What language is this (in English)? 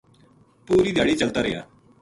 Gujari